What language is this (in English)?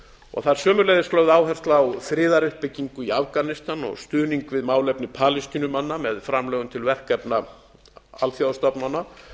Icelandic